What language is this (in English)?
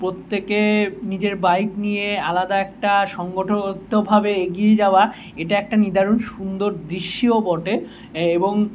Bangla